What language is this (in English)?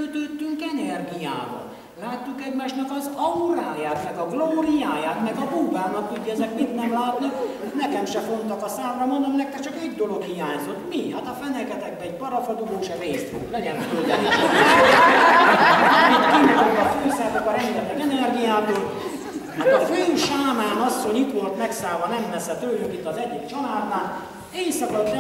Hungarian